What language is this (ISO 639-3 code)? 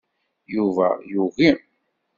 kab